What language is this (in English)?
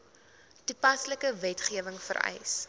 Afrikaans